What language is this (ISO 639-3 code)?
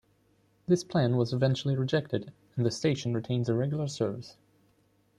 eng